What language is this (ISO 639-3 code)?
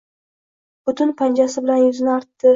uzb